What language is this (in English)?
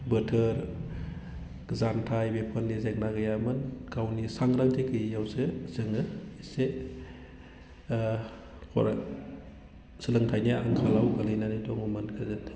Bodo